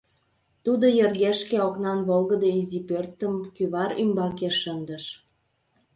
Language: Mari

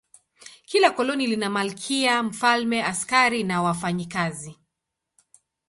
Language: Swahili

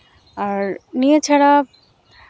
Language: Santali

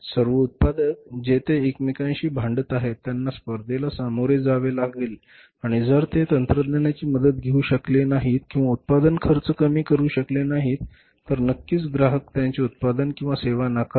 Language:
Marathi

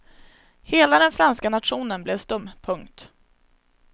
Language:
Swedish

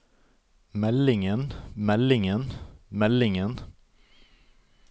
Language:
Norwegian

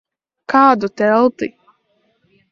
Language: Latvian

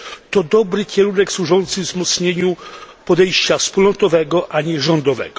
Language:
Polish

